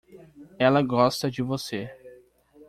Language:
Portuguese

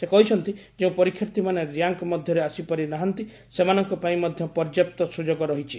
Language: Odia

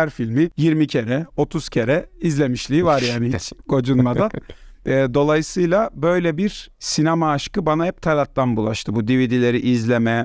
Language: Turkish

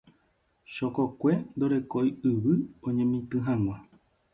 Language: Guarani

